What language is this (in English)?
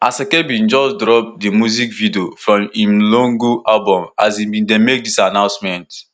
Nigerian Pidgin